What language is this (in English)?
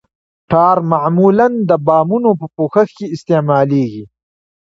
Pashto